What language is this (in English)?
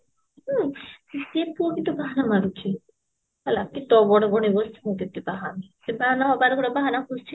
Odia